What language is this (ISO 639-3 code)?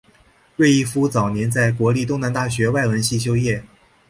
zho